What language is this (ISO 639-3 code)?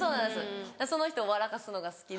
jpn